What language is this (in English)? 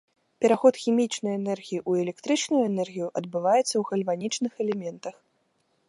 Belarusian